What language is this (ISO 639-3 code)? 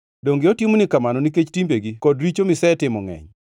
luo